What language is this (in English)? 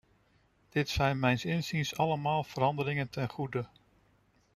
Dutch